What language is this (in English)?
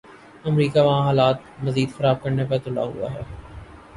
Urdu